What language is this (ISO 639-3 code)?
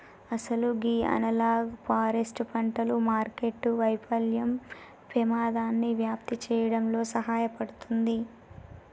tel